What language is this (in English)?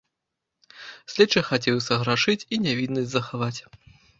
Belarusian